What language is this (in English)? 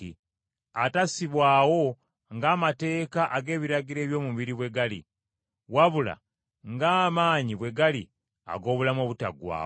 Ganda